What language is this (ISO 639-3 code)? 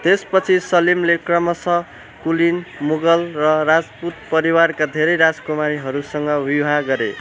nep